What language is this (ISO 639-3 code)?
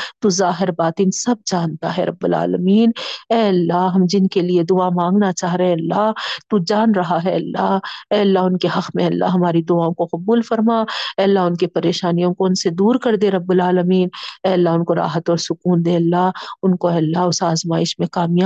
urd